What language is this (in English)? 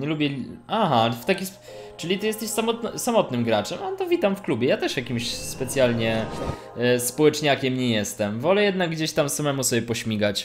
Polish